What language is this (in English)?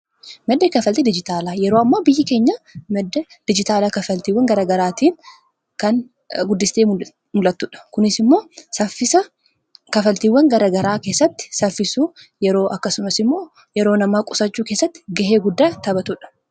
Oromo